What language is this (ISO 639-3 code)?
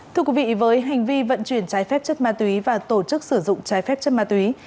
vie